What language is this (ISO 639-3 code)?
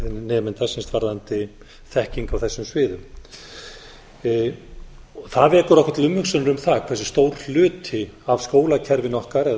isl